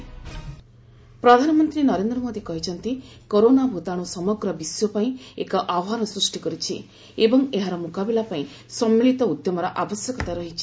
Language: Odia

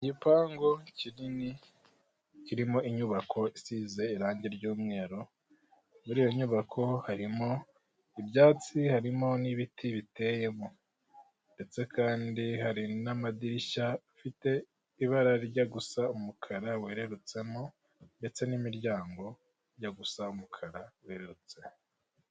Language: Kinyarwanda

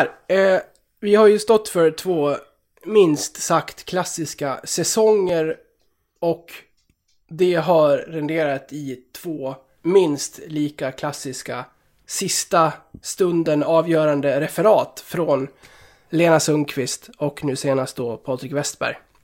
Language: Swedish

